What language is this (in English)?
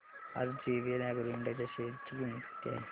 Marathi